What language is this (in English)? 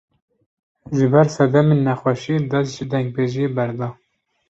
Kurdish